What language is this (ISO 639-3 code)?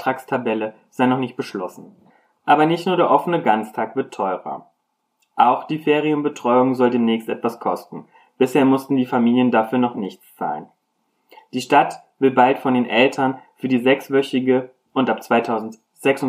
deu